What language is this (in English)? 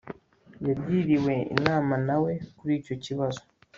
Kinyarwanda